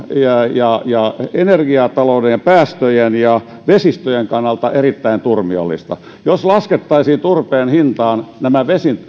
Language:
Finnish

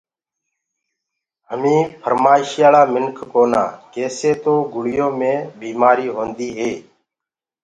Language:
Gurgula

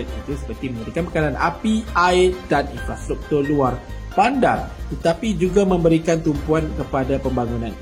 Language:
Malay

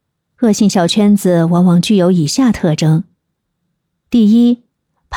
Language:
Chinese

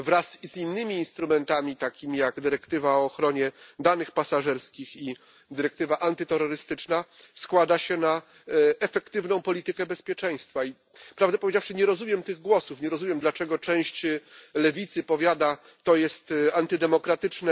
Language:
Polish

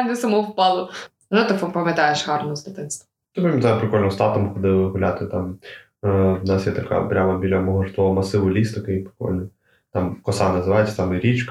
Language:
Ukrainian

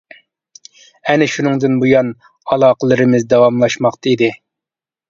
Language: Uyghur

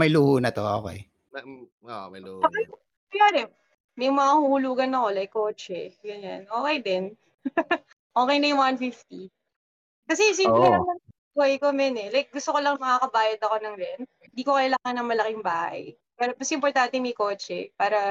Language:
Filipino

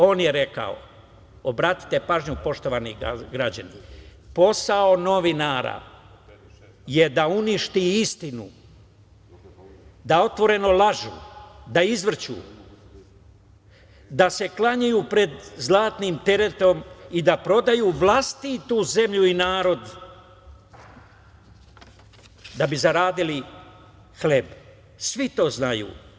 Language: Serbian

